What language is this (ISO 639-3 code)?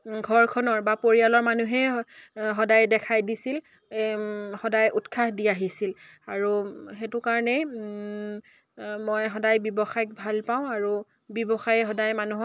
asm